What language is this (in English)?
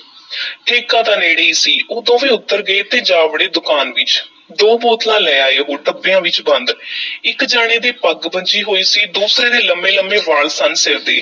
Punjabi